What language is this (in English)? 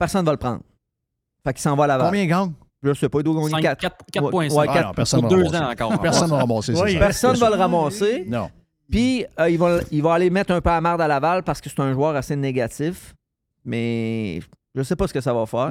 French